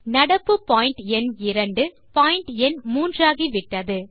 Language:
Tamil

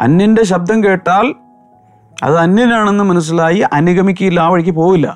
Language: Malayalam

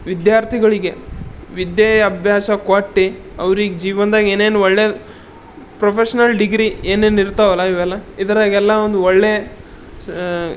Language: Kannada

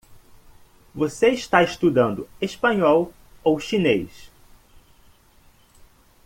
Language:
Portuguese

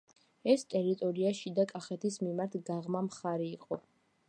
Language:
Georgian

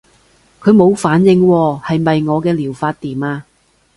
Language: Cantonese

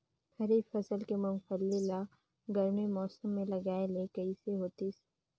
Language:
Chhattisgarhi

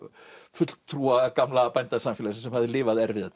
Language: Icelandic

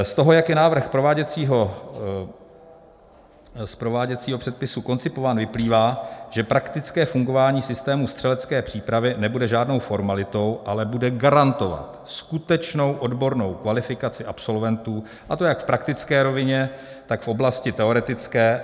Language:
Czech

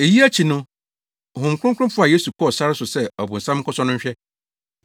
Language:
Akan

